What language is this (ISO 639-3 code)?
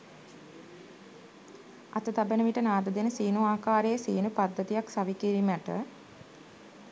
sin